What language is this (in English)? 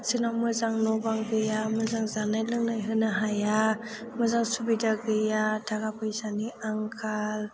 Bodo